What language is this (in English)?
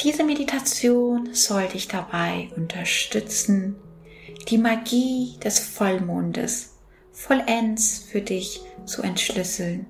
German